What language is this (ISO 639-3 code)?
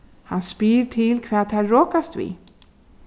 fao